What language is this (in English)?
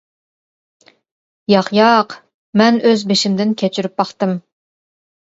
Uyghur